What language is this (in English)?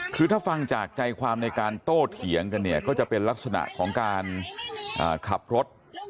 Thai